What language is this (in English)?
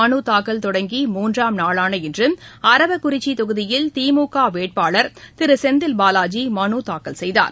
Tamil